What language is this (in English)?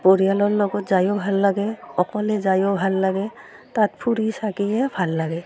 Assamese